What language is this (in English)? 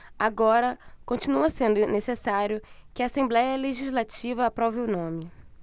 Portuguese